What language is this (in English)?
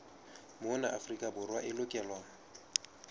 Southern Sotho